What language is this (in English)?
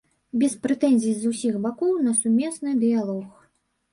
Belarusian